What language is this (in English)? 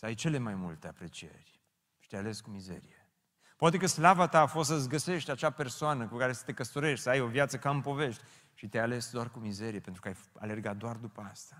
Romanian